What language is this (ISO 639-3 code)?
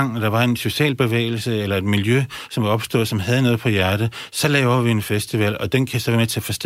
dan